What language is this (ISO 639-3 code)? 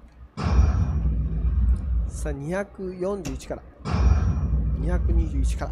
jpn